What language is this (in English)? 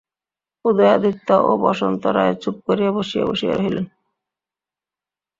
Bangla